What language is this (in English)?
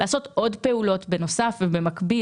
Hebrew